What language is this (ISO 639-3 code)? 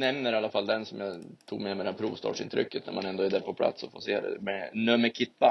swe